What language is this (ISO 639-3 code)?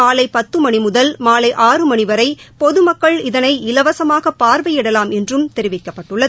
tam